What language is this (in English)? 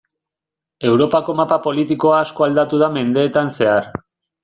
Basque